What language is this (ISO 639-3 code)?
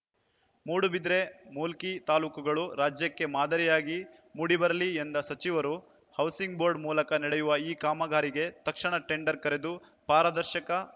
kan